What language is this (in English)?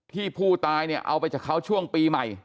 Thai